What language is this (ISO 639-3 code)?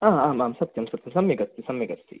san